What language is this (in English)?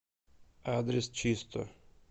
Russian